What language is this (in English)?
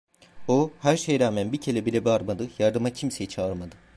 Turkish